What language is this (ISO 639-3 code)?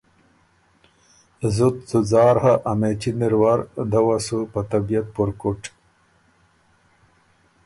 oru